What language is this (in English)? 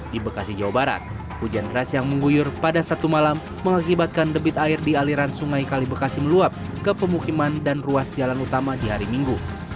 Indonesian